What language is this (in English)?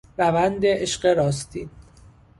Persian